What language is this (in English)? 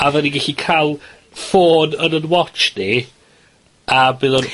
Welsh